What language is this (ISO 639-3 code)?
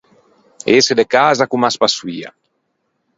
lij